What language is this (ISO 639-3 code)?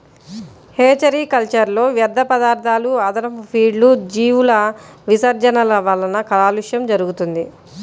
tel